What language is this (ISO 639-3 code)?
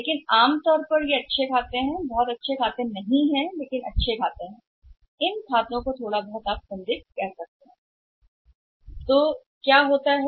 hin